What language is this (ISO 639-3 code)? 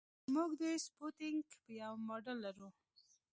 pus